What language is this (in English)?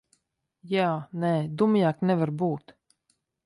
Latvian